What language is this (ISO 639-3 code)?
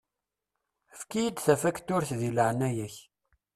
kab